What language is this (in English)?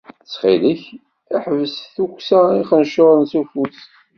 Kabyle